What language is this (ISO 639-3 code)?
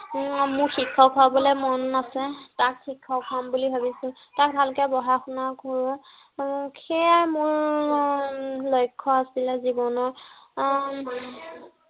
asm